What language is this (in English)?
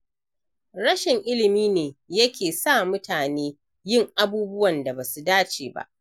Hausa